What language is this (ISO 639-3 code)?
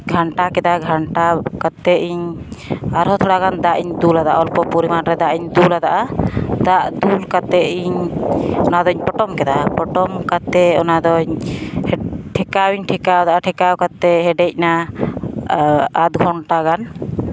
sat